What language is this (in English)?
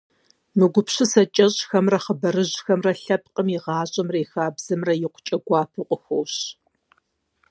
Kabardian